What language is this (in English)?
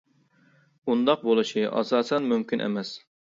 Uyghur